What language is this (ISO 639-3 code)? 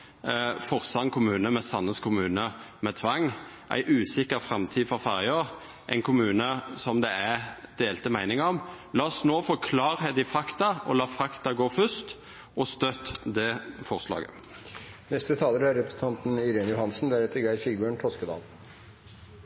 nor